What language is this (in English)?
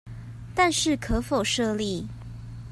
Chinese